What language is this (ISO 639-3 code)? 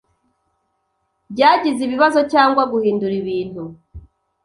kin